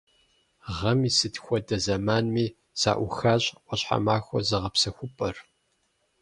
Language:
Kabardian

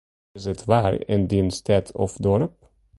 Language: Western Frisian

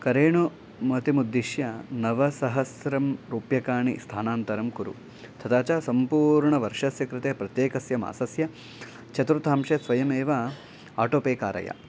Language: Sanskrit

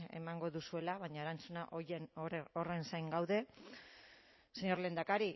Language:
Basque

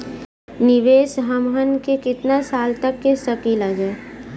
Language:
Bhojpuri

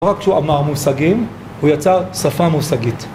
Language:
Hebrew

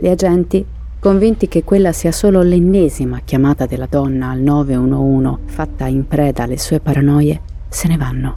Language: Italian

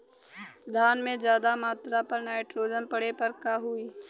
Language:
Bhojpuri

